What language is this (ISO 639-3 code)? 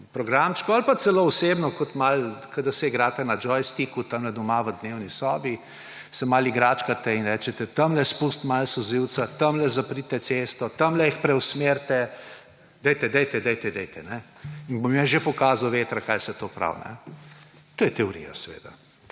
slv